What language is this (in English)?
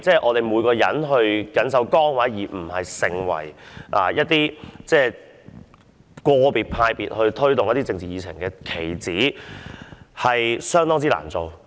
Cantonese